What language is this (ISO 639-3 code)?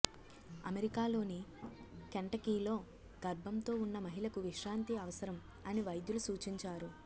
tel